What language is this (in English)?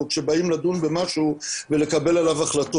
Hebrew